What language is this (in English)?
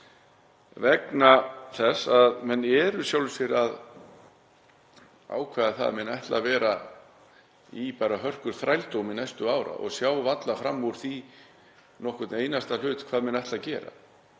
Icelandic